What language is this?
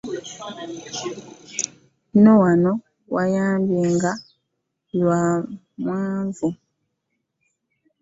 Ganda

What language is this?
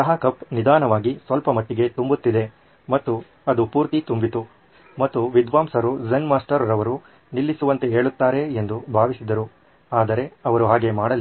Kannada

